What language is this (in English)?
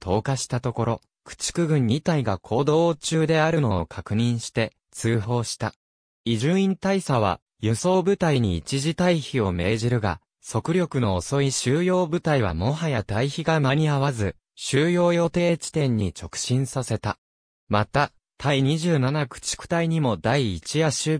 Japanese